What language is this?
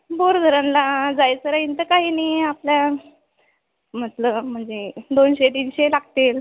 Marathi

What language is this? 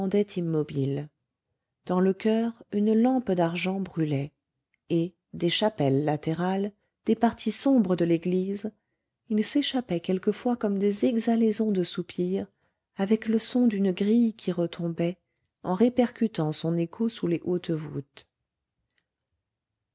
French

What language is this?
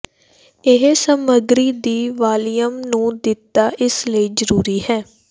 Punjabi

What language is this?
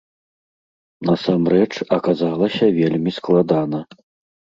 Belarusian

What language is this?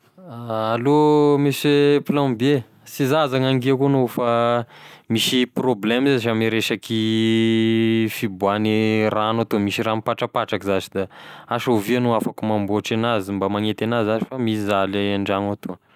Tesaka Malagasy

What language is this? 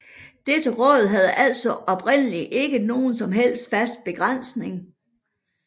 Danish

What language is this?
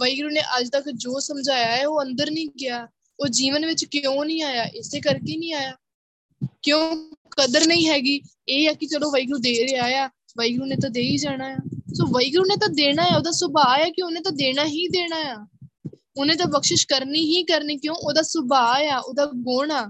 Punjabi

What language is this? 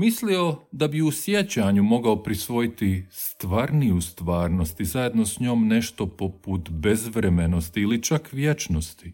Croatian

